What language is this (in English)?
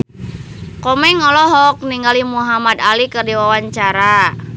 Sundanese